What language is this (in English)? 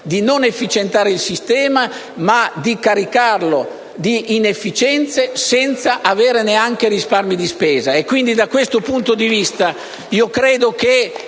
Italian